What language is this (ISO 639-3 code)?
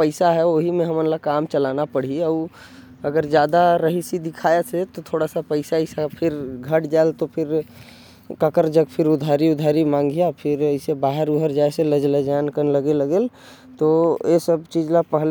kfp